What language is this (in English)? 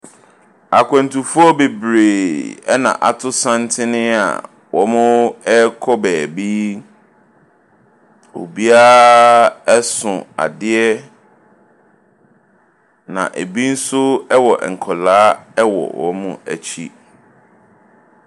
Akan